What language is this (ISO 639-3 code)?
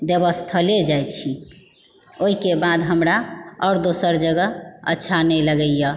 mai